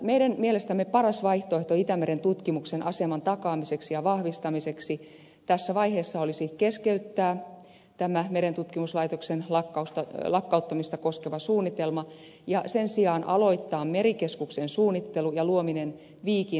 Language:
Finnish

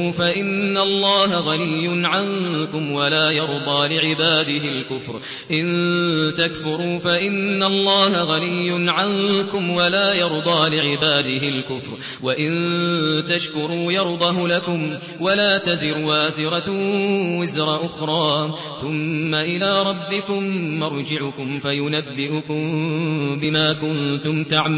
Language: Arabic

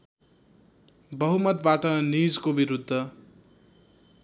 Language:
Nepali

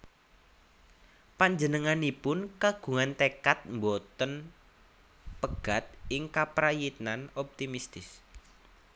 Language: Javanese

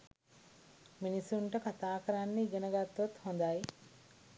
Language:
Sinhala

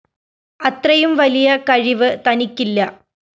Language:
Malayalam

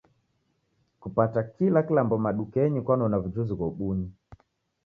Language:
Taita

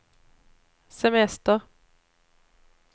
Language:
Swedish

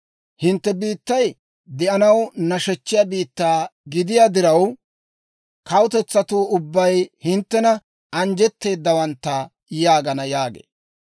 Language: Dawro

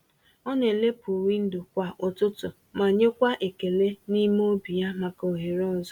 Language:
Igbo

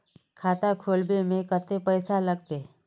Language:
Magahi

